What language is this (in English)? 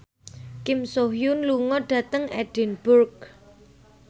Javanese